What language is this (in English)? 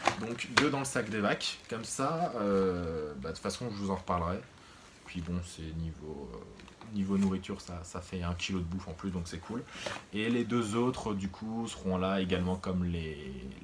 French